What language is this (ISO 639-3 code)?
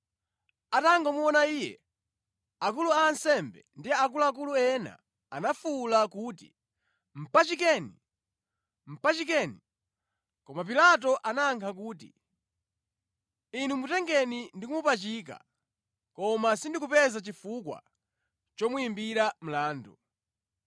nya